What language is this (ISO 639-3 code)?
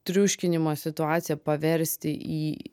lit